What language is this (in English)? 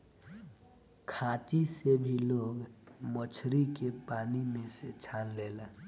Bhojpuri